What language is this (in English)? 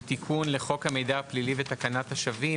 Hebrew